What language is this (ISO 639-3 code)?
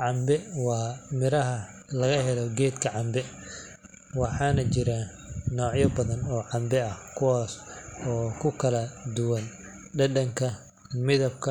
som